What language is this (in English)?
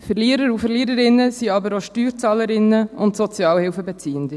Swiss German